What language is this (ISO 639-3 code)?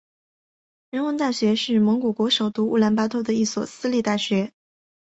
zho